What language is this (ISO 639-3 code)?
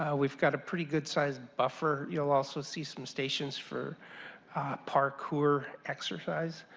eng